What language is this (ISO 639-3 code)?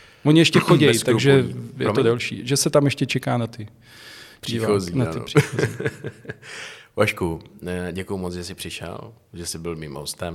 ces